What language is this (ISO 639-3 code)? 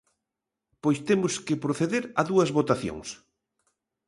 glg